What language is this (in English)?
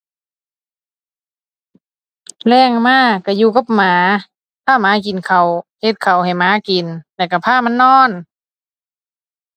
Thai